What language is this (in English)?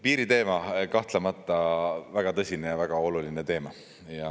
Estonian